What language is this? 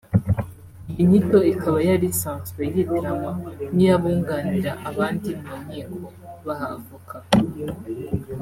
Kinyarwanda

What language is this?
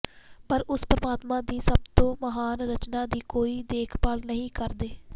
Punjabi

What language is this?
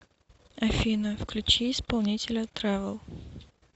Russian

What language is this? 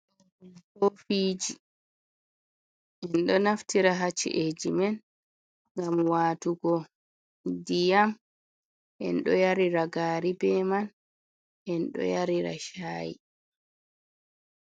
Fula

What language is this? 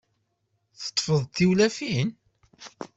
Kabyle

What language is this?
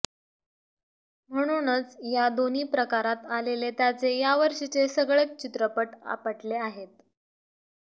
Marathi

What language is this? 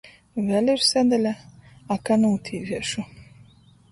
Latgalian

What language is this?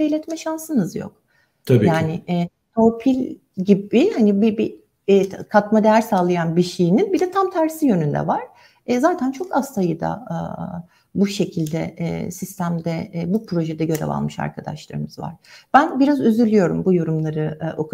Turkish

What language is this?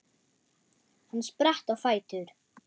Icelandic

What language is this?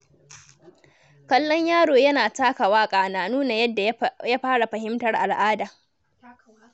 Hausa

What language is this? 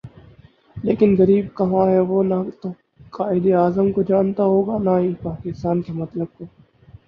Urdu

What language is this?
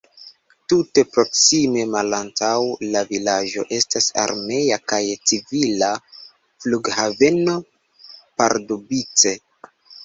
Esperanto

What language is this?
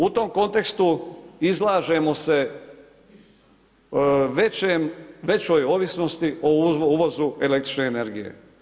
Croatian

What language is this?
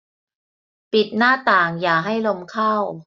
Thai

